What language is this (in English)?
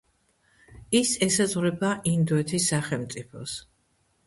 Georgian